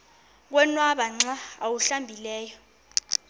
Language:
Xhosa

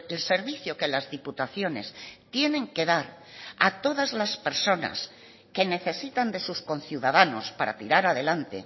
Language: Spanish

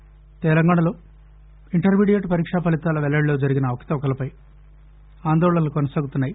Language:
Telugu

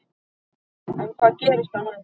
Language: Icelandic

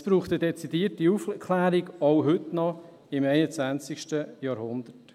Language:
Swiss German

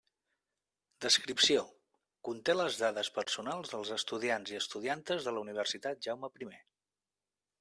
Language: Catalan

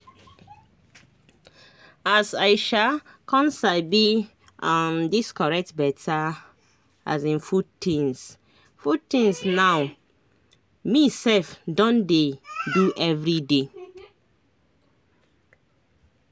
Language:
Nigerian Pidgin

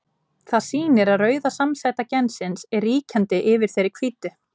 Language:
Icelandic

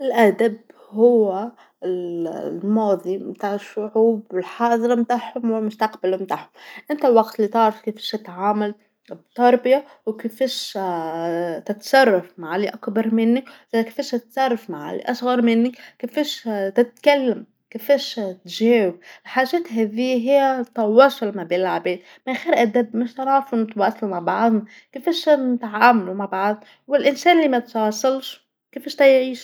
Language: Tunisian Arabic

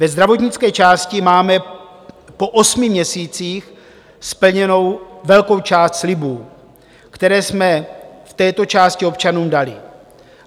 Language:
Czech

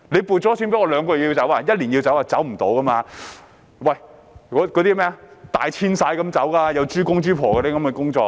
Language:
Cantonese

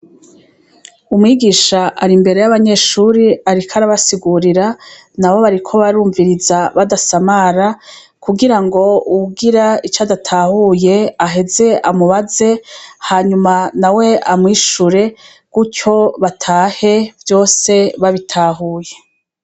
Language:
Rundi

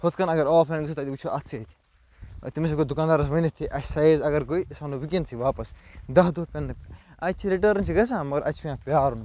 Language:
Kashmiri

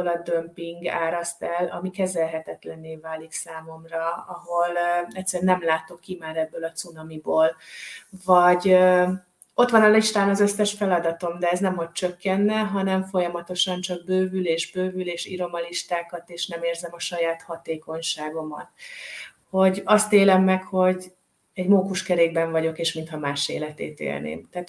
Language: Hungarian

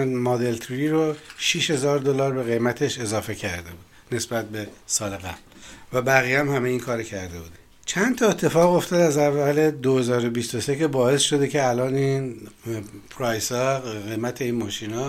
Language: Persian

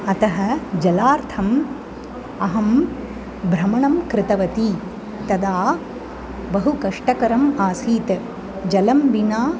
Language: Sanskrit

